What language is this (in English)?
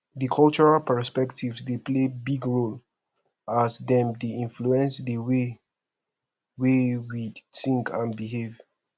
Nigerian Pidgin